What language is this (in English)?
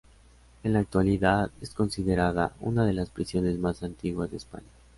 Spanish